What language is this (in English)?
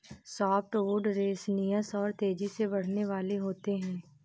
Hindi